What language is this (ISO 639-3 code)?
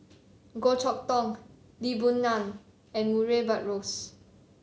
eng